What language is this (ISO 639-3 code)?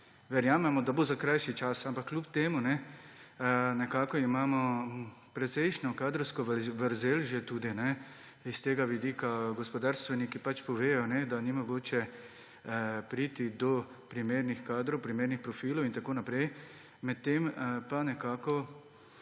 slv